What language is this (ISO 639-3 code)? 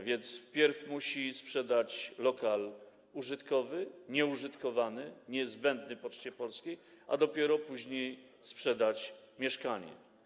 pol